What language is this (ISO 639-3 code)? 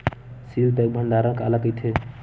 hne